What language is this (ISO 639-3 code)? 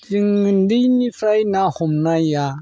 brx